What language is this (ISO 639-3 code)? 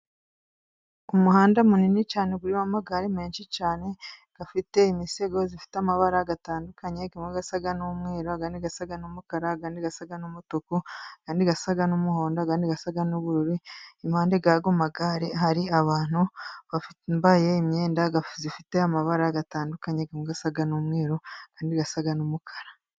kin